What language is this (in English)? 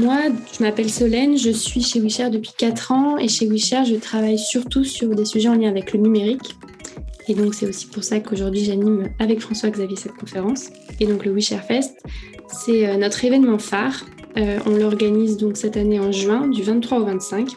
French